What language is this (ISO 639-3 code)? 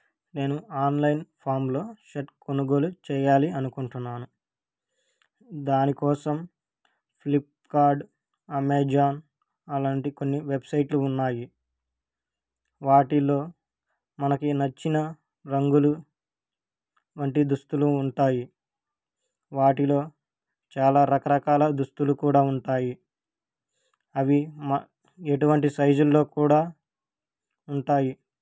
tel